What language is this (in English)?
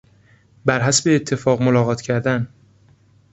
Persian